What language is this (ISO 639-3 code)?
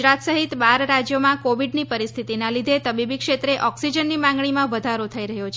guj